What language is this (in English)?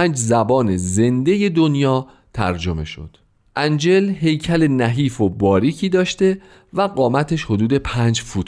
Persian